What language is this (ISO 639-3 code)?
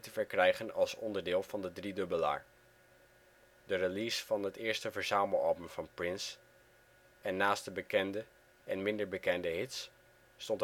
nld